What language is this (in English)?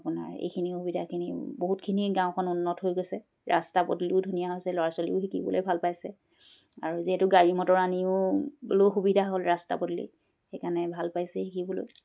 Assamese